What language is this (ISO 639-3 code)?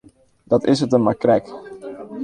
fry